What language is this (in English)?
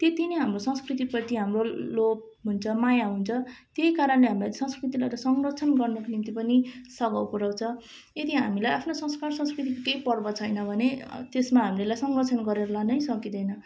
Nepali